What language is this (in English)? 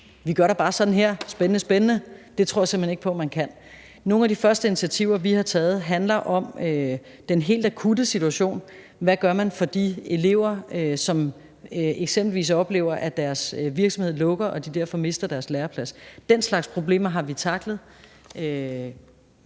Danish